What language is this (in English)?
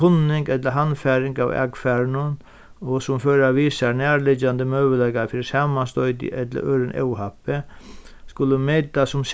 Faroese